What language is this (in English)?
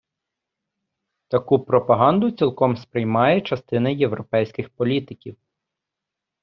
Ukrainian